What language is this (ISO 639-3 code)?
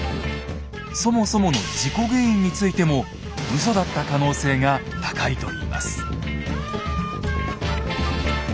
jpn